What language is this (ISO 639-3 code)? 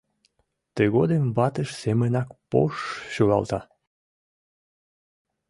chm